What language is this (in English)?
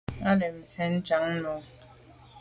Medumba